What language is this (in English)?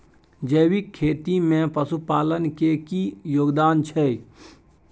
Maithili